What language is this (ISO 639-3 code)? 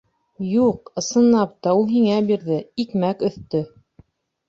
bak